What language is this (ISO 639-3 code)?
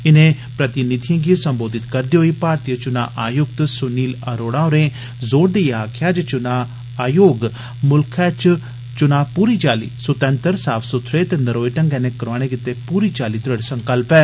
doi